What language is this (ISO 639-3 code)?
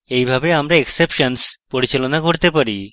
ben